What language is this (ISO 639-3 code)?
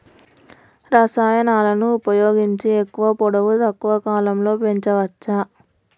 tel